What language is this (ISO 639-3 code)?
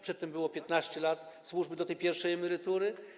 pol